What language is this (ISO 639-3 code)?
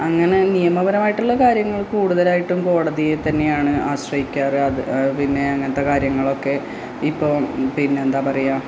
mal